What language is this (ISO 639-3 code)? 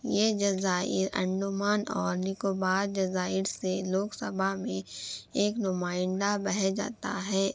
urd